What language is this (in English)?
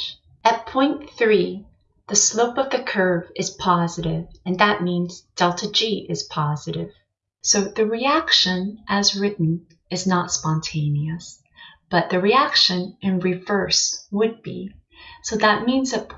English